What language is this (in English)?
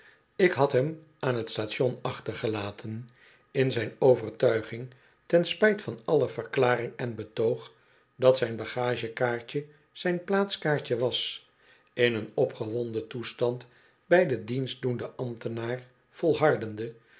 Dutch